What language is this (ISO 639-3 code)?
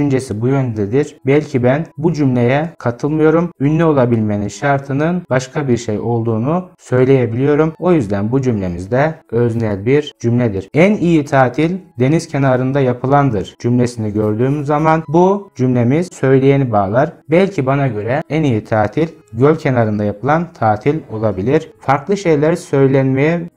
tur